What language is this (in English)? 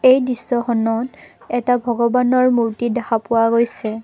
Assamese